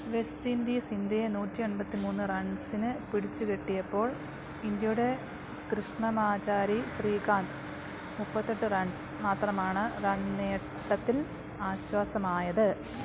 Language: Malayalam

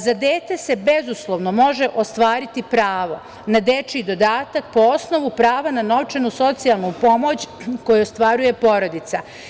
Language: Serbian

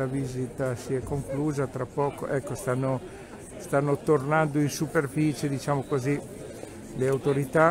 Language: Italian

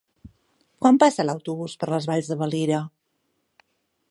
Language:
Catalan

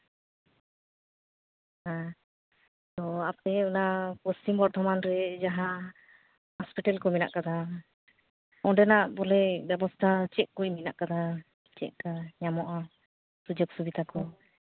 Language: Santali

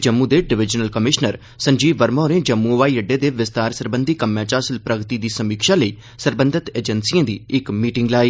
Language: Dogri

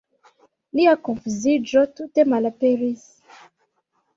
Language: Esperanto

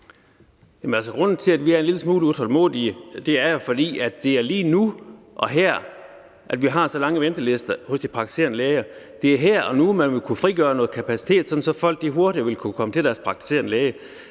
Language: Danish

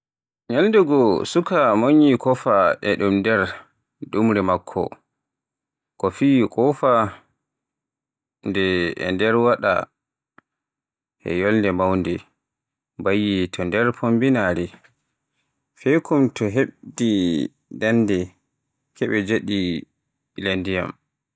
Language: Borgu Fulfulde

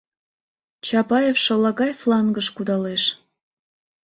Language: Mari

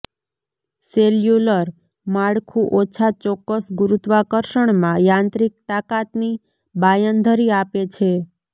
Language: Gujarati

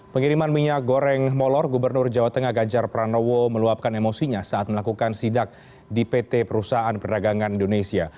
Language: Indonesian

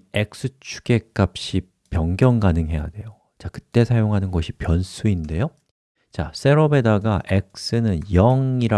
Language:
Korean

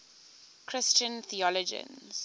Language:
English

